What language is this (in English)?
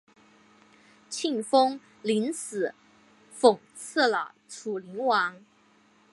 Chinese